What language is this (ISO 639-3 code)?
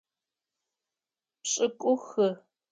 ady